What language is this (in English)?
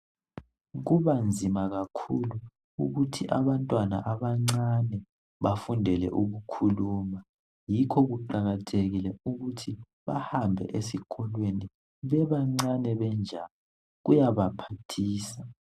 North Ndebele